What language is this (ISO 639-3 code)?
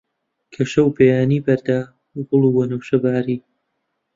ckb